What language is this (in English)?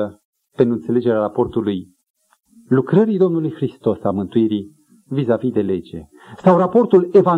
Romanian